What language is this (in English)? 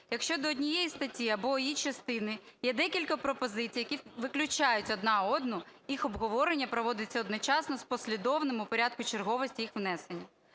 Ukrainian